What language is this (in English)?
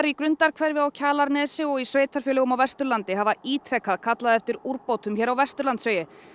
Icelandic